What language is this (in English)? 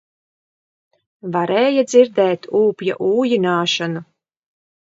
Latvian